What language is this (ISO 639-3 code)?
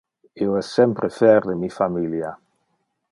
ina